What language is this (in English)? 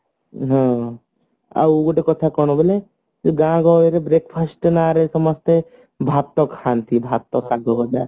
Odia